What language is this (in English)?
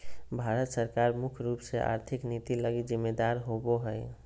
Magahi